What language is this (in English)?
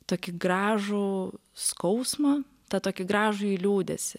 Lithuanian